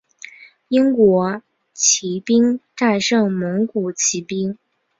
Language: Chinese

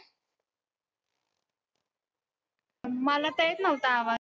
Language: Marathi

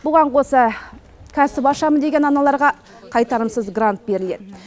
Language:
Kazakh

